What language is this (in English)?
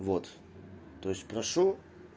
Russian